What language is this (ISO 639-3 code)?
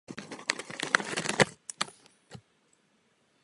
ces